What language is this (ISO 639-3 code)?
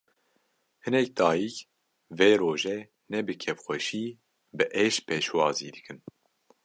kur